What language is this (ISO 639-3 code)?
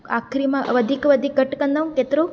snd